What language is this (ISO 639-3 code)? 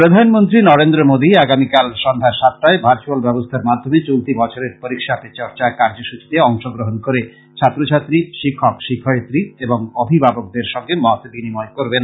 ben